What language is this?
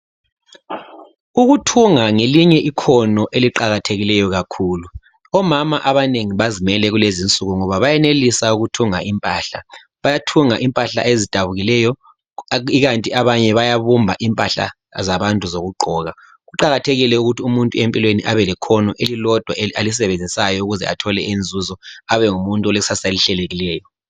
North Ndebele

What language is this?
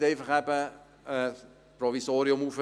Swiss German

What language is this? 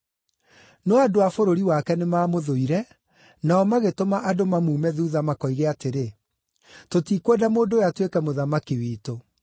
Kikuyu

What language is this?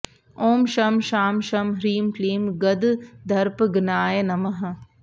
Sanskrit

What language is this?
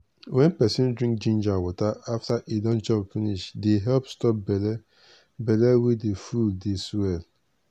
Nigerian Pidgin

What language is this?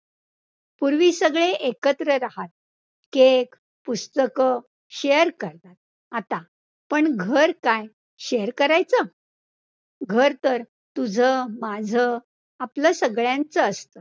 Marathi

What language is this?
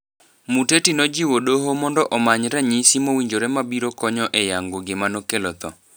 Luo (Kenya and Tanzania)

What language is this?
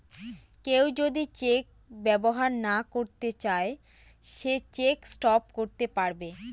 Bangla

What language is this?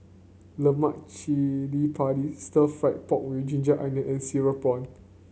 English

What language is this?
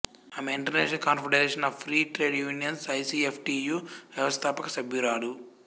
Telugu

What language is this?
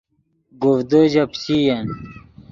Yidgha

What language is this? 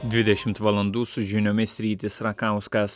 Lithuanian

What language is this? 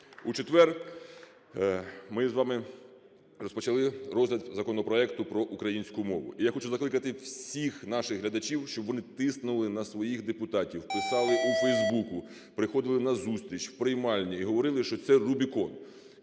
Ukrainian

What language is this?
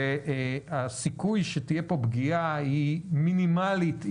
Hebrew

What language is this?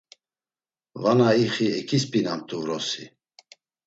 Laz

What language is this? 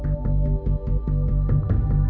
Thai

